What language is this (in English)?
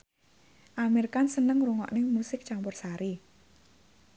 Javanese